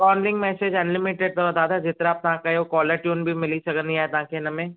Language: Sindhi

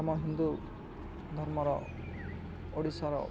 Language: Odia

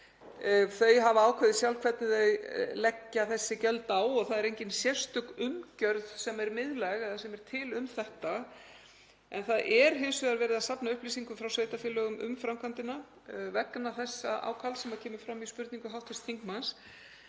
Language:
Icelandic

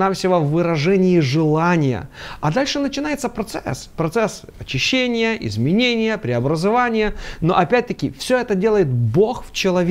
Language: Russian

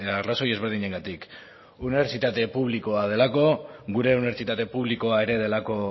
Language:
Basque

